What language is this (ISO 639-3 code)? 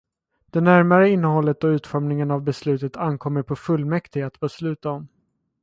swe